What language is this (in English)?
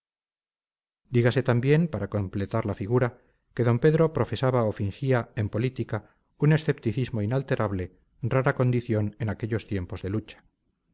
Spanish